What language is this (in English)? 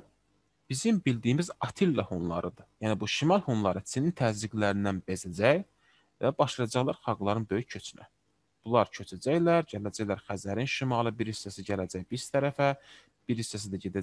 Turkish